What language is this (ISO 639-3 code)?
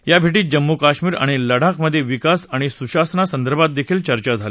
mar